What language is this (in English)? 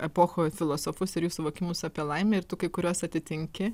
Lithuanian